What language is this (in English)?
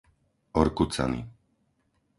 Slovak